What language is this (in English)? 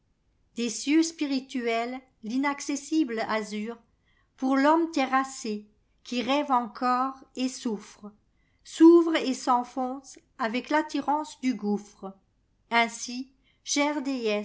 French